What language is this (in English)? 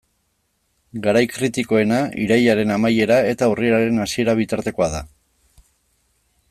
Basque